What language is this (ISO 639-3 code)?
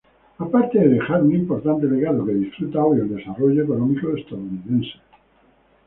spa